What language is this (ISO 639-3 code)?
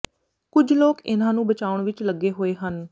pan